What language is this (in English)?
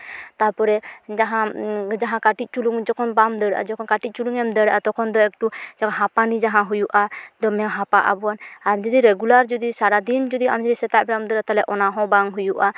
Santali